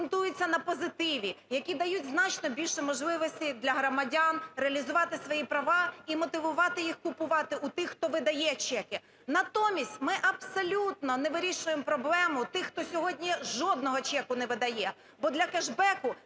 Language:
Ukrainian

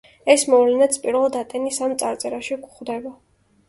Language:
Georgian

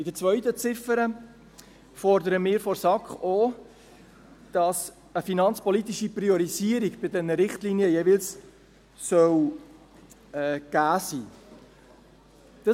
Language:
Swiss German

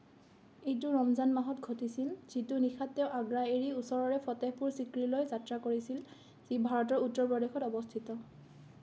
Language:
Assamese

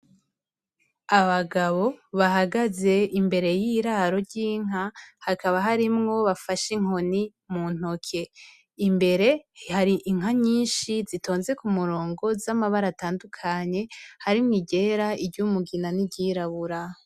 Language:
Rundi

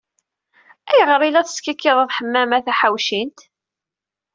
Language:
Kabyle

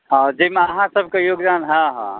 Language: Maithili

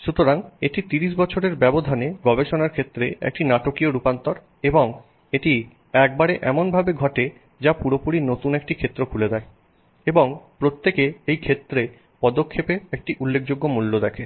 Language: Bangla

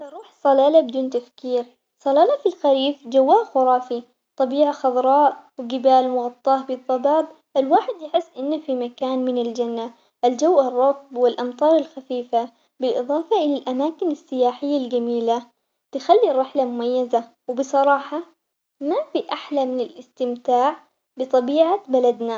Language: Omani Arabic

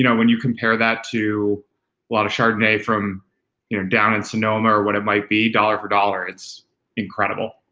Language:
English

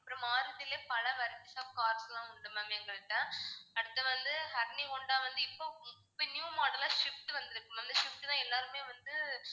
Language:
Tamil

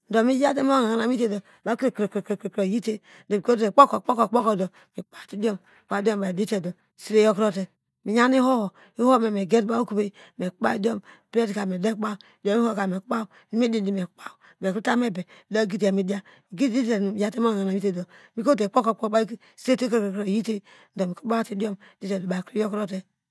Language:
Degema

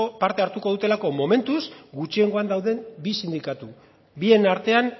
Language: Basque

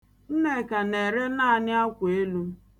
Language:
Igbo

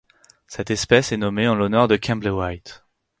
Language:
French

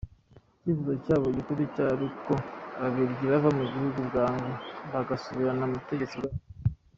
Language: Kinyarwanda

